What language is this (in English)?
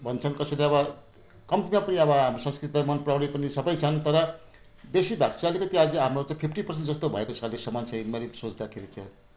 Nepali